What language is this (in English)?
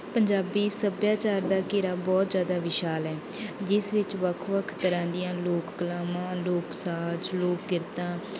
Punjabi